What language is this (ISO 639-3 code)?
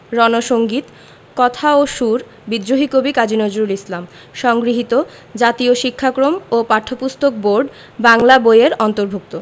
ben